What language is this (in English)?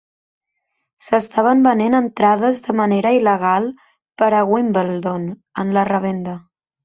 Catalan